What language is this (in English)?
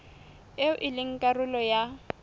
Southern Sotho